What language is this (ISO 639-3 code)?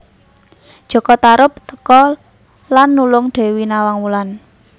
jav